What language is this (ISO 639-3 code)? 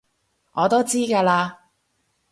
yue